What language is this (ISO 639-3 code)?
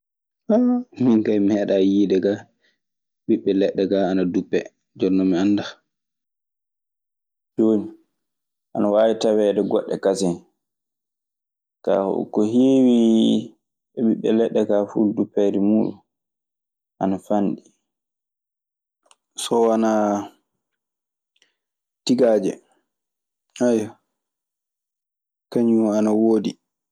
ffm